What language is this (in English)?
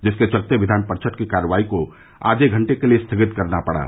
Hindi